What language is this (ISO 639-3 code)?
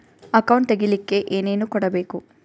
kan